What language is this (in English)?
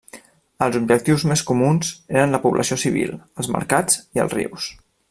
Catalan